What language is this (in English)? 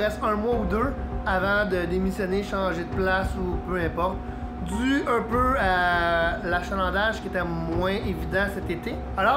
French